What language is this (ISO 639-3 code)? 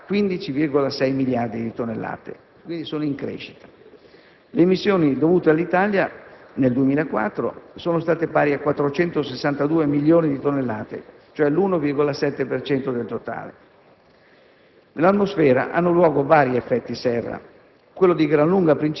ita